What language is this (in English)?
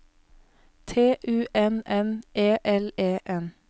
Norwegian